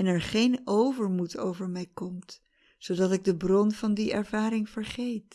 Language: Dutch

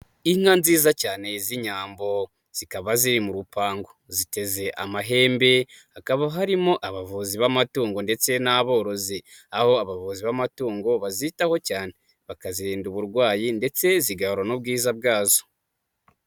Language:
Kinyarwanda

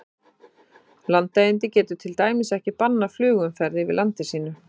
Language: Icelandic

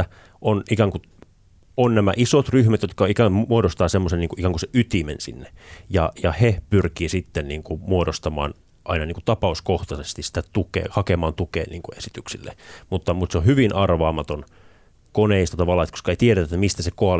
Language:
Finnish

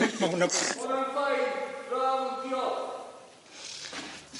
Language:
Welsh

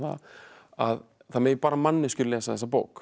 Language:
Icelandic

